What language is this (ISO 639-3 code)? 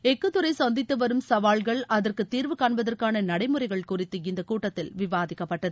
tam